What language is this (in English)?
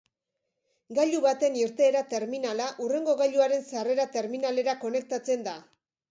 Basque